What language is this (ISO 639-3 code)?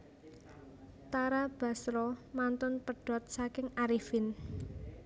jav